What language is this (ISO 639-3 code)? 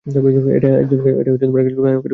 ben